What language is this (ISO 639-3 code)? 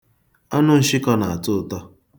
ibo